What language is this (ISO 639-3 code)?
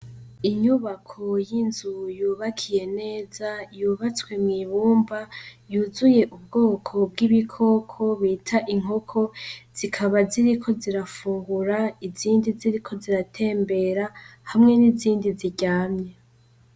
run